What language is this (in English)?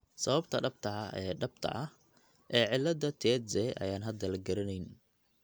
Somali